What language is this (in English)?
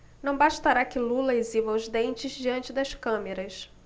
Portuguese